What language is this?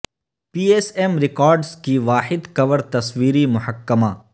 Urdu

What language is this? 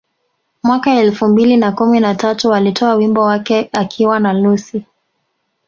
Swahili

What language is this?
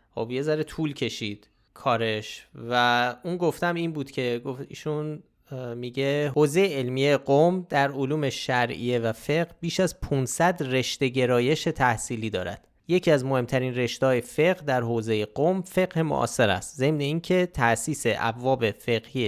Persian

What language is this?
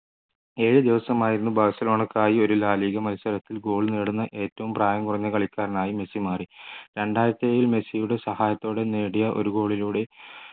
Malayalam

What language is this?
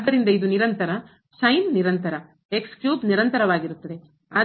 Kannada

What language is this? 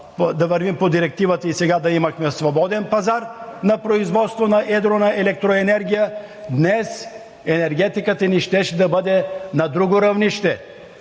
Bulgarian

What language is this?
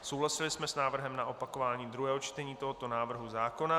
Czech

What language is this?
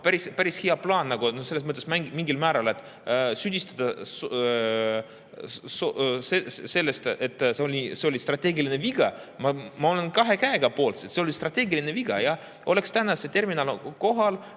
Estonian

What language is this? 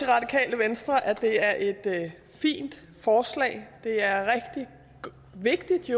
Danish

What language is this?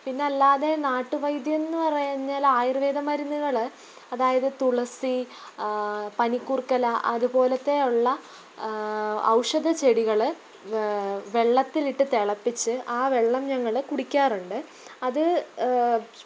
Malayalam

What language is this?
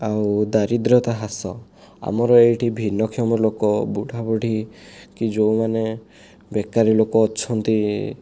Odia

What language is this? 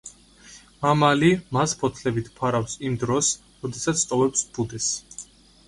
Georgian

